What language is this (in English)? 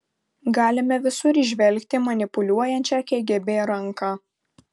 Lithuanian